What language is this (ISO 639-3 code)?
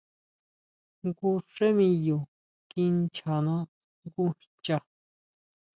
mau